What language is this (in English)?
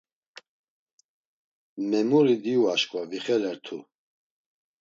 Laz